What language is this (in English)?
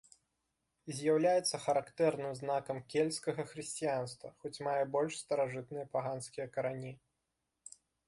Belarusian